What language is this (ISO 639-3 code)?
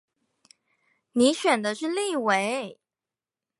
zho